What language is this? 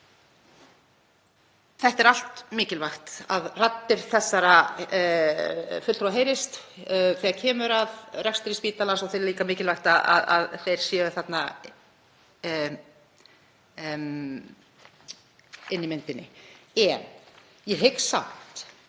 Icelandic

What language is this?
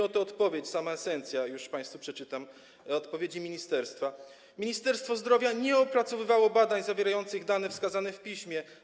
Polish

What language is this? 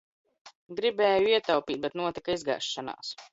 Latvian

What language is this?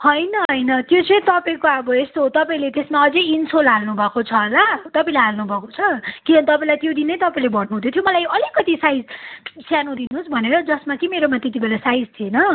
Nepali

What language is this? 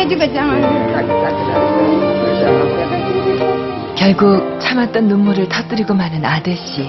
Korean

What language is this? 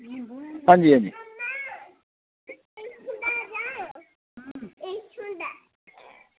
Dogri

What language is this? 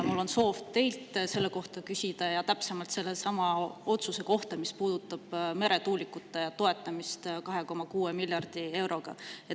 Estonian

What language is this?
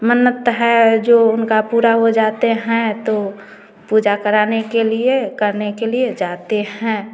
Hindi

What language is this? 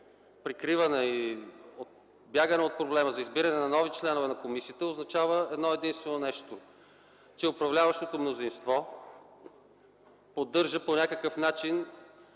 Bulgarian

